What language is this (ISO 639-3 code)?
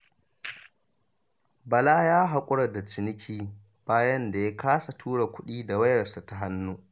hau